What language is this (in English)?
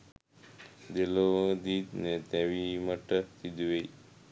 Sinhala